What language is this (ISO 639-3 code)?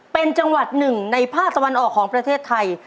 tha